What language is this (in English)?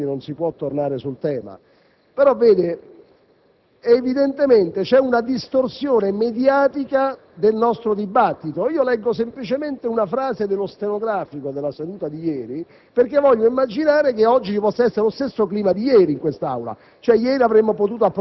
Italian